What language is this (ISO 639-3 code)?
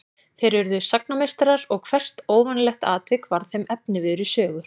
isl